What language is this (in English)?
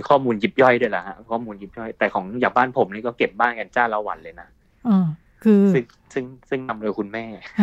Thai